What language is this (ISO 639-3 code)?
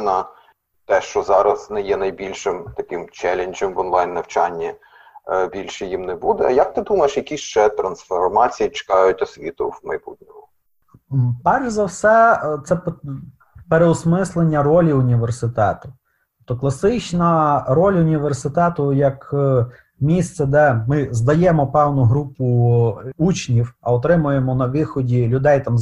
ukr